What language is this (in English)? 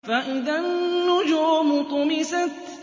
Arabic